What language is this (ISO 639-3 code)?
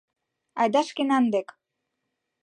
chm